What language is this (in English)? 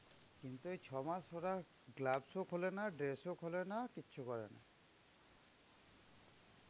Bangla